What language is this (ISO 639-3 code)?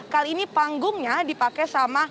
ind